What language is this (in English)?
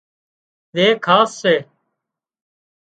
Wadiyara Koli